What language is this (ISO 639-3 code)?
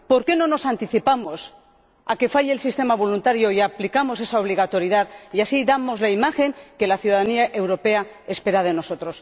spa